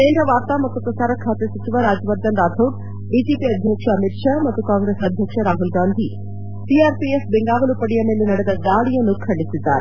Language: Kannada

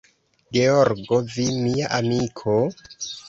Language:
Esperanto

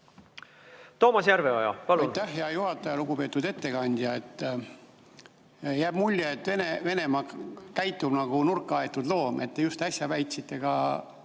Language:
Estonian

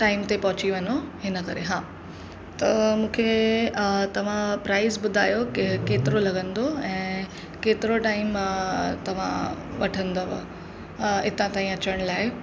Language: Sindhi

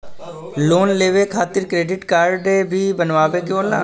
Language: Bhojpuri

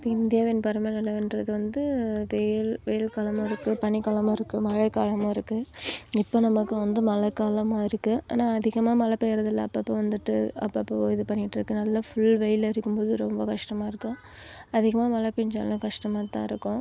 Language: Tamil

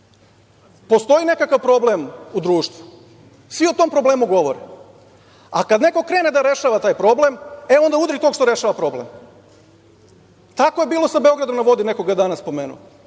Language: Serbian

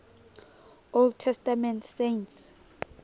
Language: Southern Sotho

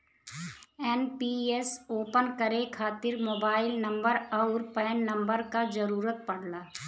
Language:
Bhojpuri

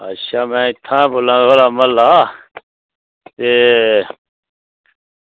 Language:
Dogri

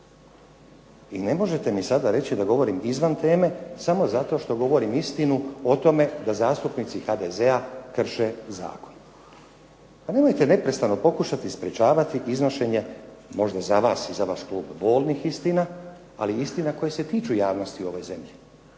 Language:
Croatian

